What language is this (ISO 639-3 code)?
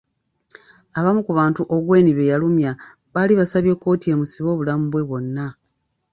lug